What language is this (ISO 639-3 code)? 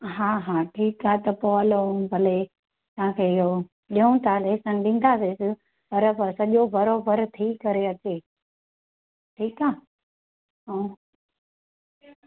snd